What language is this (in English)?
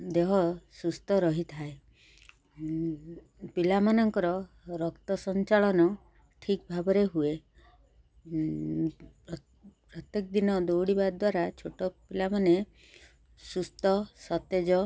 Odia